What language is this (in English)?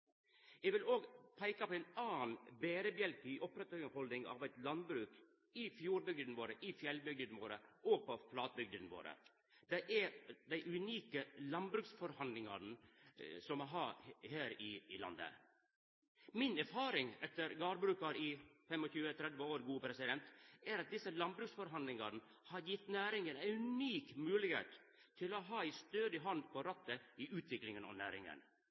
Norwegian Nynorsk